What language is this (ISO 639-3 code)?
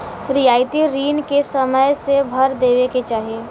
bho